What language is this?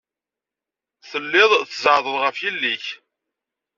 Kabyle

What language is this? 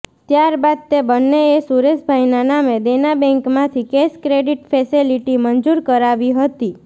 Gujarati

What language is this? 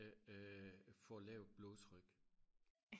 Danish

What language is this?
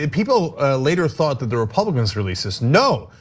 English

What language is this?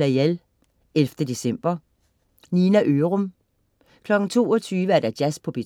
Danish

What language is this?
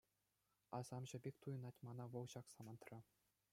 Chuvash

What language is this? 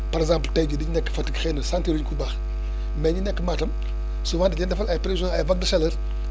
Wolof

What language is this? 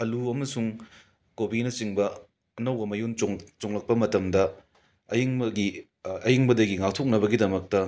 Manipuri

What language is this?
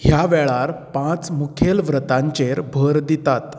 Konkani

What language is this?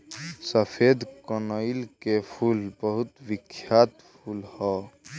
Bhojpuri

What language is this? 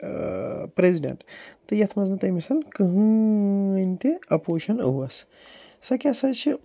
Kashmiri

